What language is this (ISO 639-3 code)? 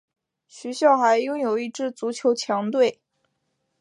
zho